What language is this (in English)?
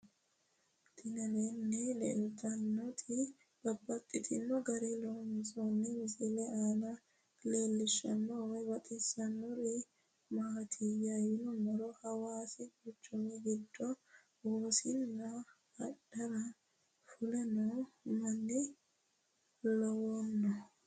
Sidamo